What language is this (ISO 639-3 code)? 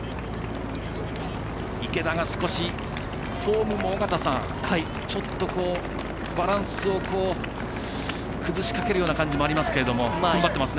jpn